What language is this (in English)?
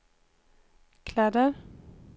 Swedish